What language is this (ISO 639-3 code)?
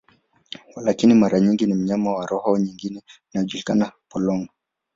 swa